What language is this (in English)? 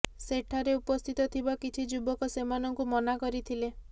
Odia